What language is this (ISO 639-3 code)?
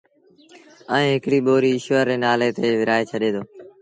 sbn